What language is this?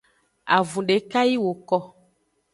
Aja (Benin)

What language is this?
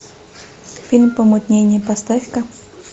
Russian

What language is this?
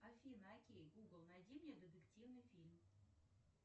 Russian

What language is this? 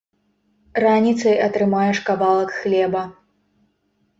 Belarusian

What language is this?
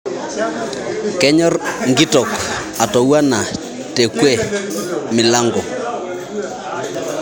Masai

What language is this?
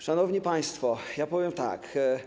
Polish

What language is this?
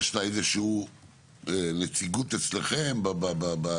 Hebrew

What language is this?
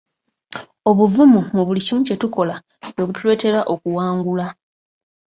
Ganda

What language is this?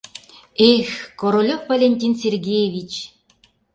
Mari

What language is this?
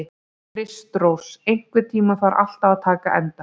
Icelandic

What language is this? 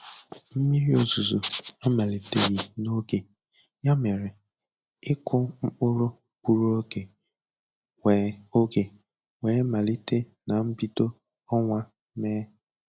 Igbo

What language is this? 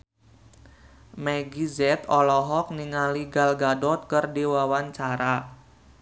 Sundanese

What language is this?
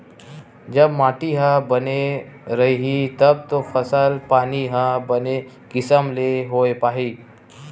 Chhattisgarhi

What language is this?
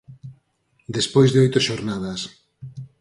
Galician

